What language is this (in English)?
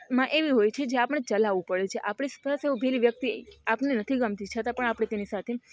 Gujarati